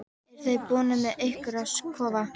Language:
Icelandic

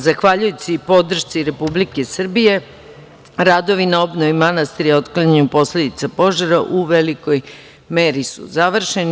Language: Serbian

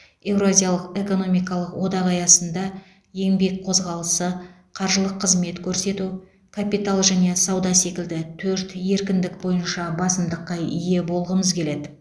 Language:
Kazakh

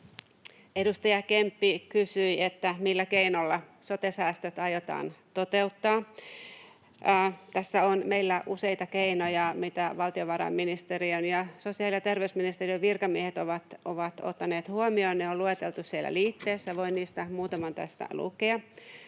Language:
Finnish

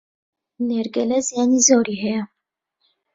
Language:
Central Kurdish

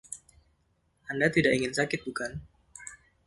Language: Indonesian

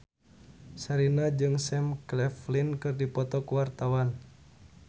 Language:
Sundanese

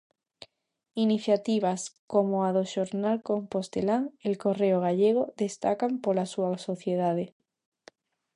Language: Galician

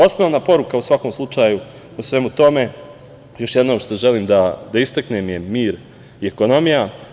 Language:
Serbian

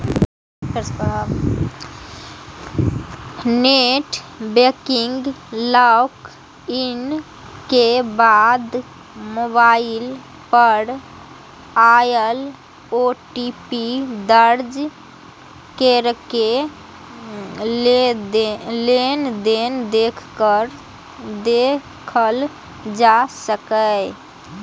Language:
Maithili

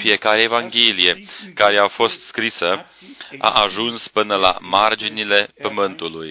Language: Romanian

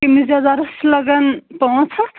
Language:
Kashmiri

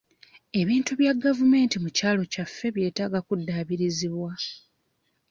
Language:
Ganda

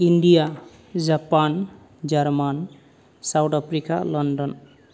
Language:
Bodo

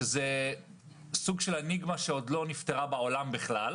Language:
Hebrew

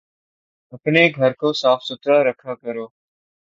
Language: Urdu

